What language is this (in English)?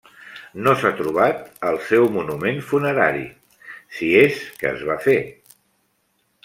Catalan